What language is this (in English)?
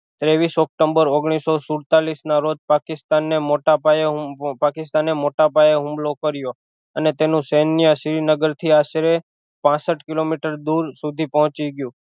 Gujarati